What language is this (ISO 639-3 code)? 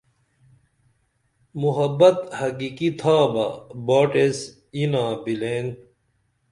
dml